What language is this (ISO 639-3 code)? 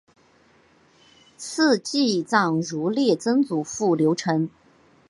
zho